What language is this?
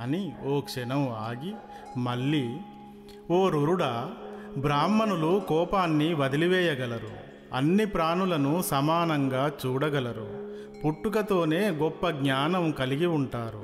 Telugu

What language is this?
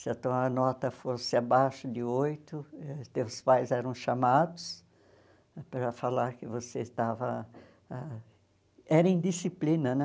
Portuguese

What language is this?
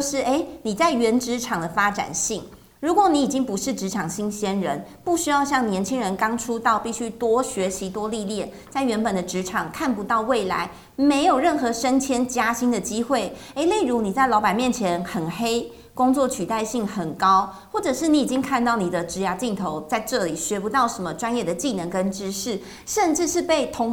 Chinese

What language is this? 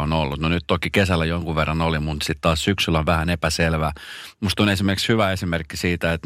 Finnish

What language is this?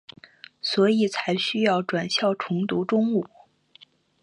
Chinese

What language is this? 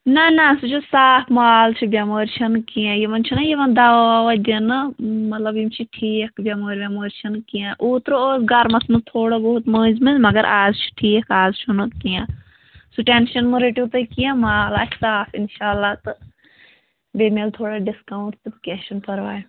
Kashmiri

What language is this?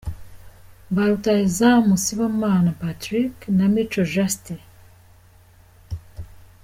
Kinyarwanda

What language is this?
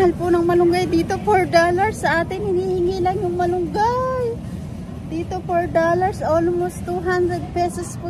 Filipino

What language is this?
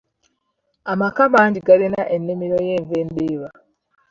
Ganda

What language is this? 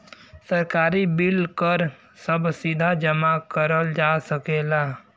Bhojpuri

